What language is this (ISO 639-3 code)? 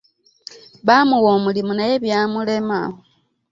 lug